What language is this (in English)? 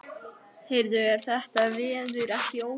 Icelandic